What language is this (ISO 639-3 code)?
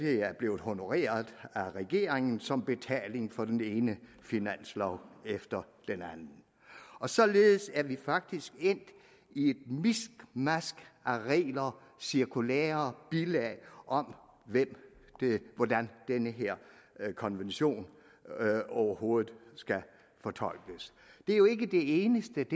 dan